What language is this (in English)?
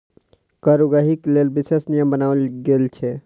Maithili